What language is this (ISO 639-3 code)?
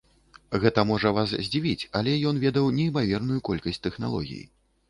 bel